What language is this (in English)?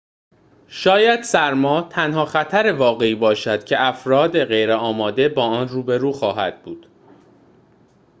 Persian